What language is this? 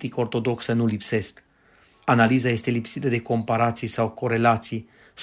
Romanian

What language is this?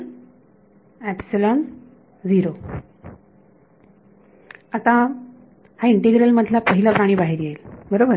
Marathi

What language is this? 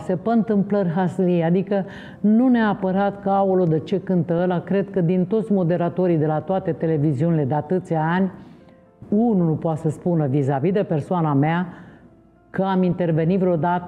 Romanian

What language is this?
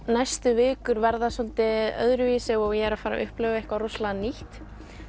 Icelandic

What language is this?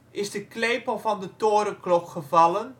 Dutch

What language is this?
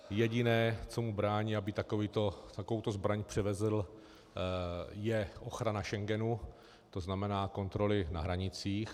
Czech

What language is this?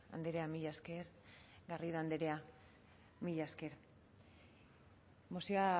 Basque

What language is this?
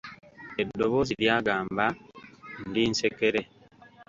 Ganda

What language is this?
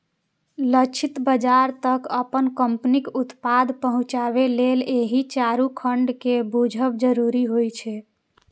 Maithili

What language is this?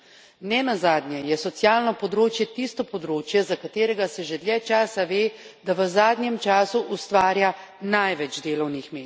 Slovenian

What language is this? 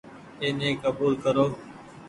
Goaria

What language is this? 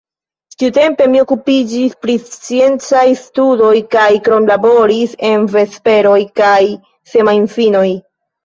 Esperanto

